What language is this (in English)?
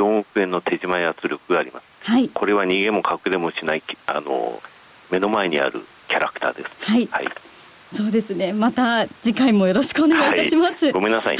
Japanese